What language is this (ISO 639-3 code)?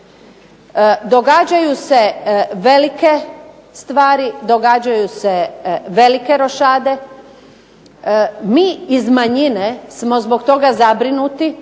hrv